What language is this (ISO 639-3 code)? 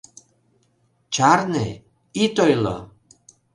chm